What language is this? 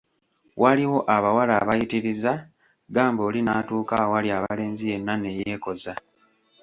Ganda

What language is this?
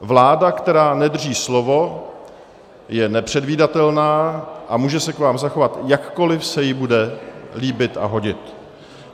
Czech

